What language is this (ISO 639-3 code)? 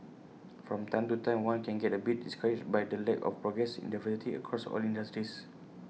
eng